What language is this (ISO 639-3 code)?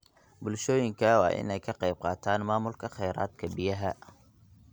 som